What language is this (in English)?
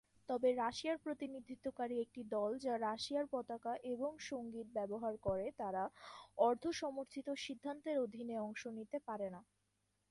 Bangla